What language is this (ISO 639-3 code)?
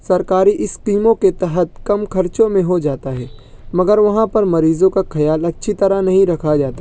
urd